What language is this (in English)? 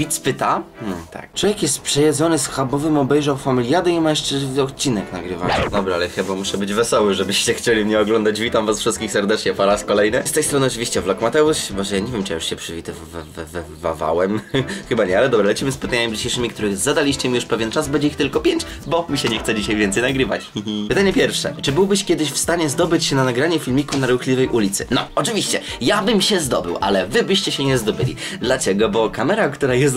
Polish